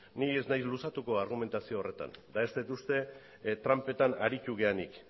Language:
Basque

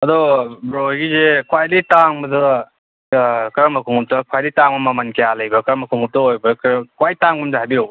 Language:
Manipuri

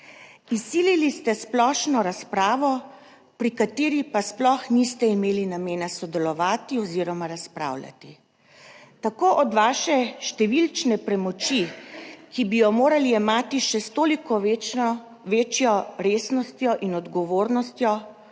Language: Slovenian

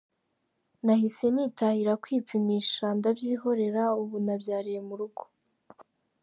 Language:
Kinyarwanda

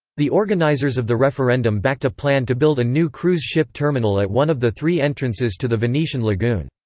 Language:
English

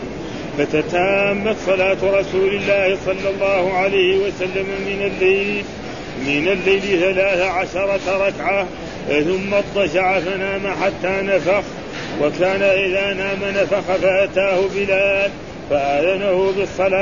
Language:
Arabic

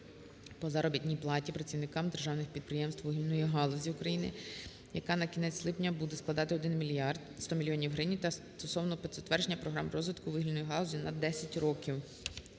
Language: Ukrainian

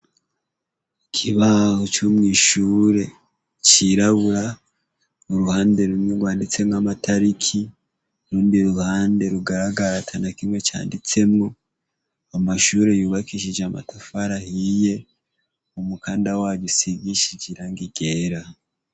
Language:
Rundi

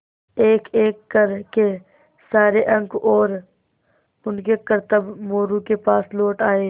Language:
Hindi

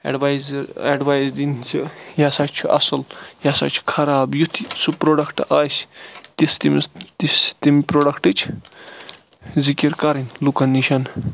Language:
Kashmiri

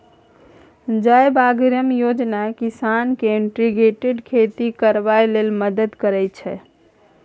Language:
Maithili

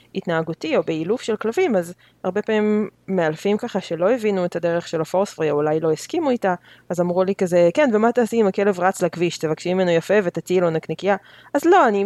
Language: Hebrew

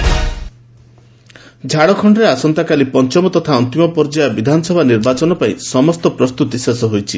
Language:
Odia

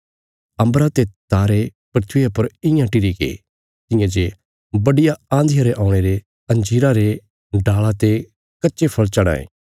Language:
Bilaspuri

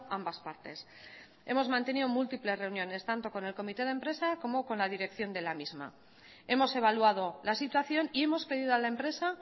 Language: Spanish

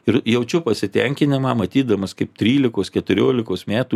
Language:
Lithuanian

